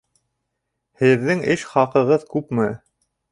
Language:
Bashkir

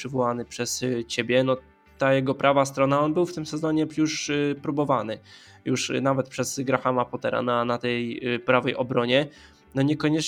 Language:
Polish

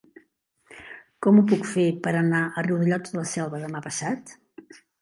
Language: Catalan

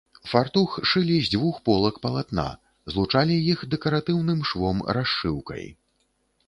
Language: Belarusian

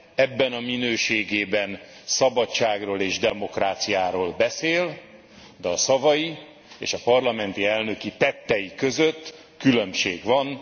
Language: Hungarian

